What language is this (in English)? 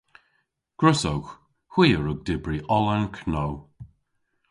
Cornish